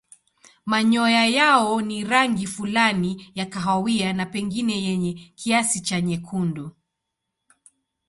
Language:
Swahili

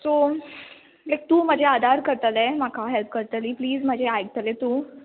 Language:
Konkani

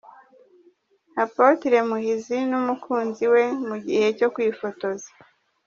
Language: Kinyarwanda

